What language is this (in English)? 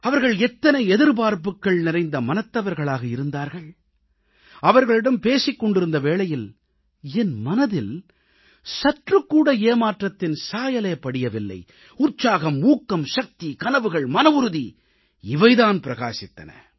Tamil